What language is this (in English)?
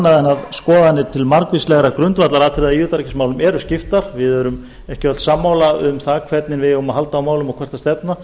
Icelandic